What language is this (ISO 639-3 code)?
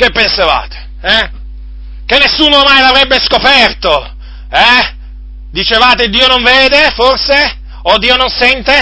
ita